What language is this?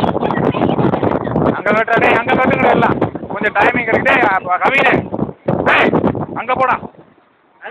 Vietnamese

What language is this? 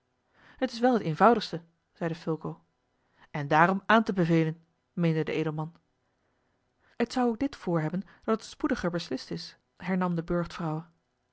Dutch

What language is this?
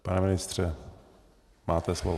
Czech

